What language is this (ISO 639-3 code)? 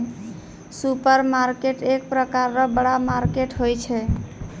mai